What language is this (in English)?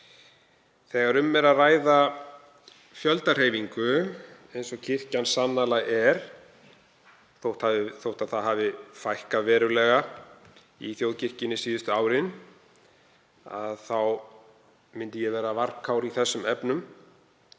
Icelandic